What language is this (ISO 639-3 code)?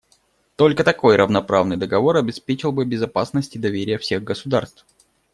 rus